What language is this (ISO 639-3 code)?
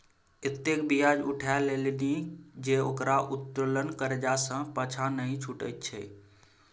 mai